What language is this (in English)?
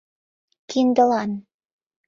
Mari